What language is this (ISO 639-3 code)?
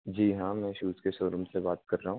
hin